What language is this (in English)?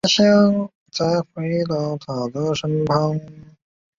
Chinese